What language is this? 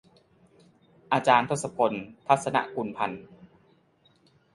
Thai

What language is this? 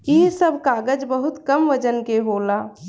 Bhojpuri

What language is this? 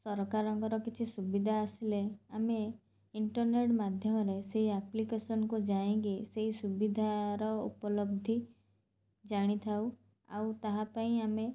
Odia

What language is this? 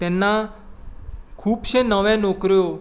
Konkani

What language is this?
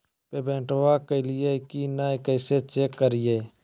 Magahi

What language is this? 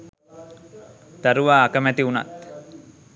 Sinhala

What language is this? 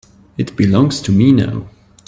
English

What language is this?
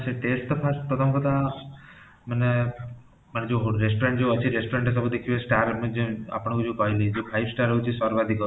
Odia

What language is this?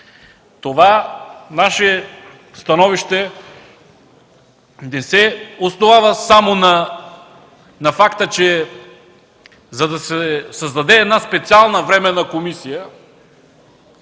Bulgarian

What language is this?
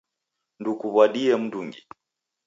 Taita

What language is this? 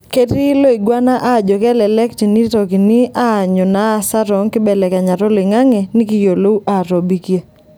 Masai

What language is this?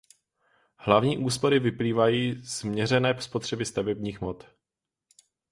Czech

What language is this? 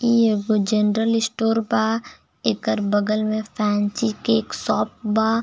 Bhojpuri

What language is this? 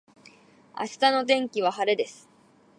Japanese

